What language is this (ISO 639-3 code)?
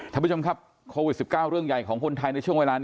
tha